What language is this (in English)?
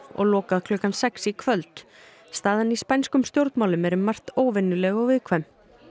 Icelandic